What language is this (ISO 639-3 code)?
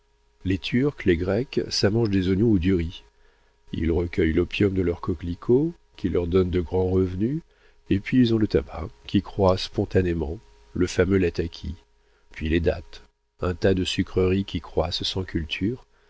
fra